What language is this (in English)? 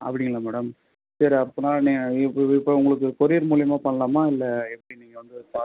Tamil